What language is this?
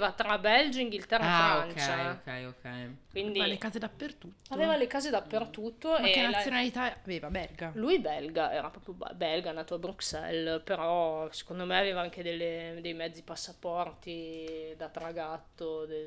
Italian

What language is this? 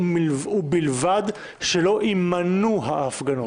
Hebrew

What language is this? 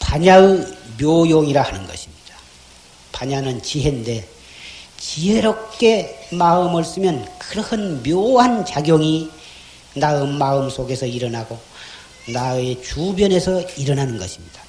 Korean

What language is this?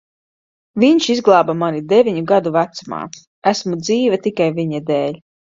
Latvian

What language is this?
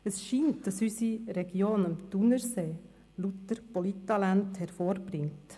Swiss German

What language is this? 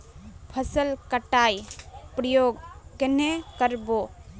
Magahi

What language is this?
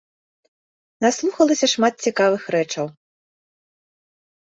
Belarusian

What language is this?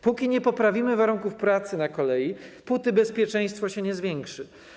Polish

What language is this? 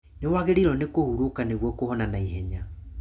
Kikuyu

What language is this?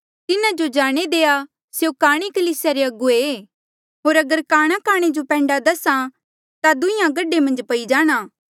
Mandeali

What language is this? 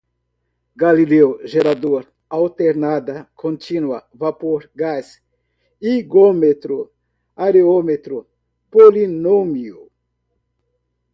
Portuguese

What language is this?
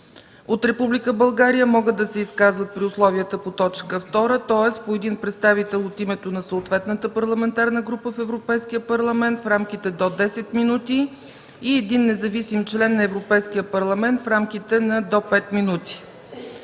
Bulgarian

